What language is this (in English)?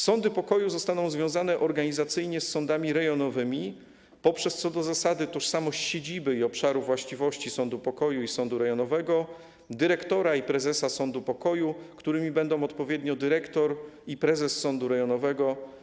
Polish